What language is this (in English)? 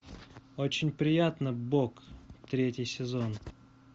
Russian